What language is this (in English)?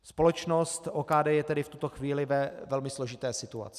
Czech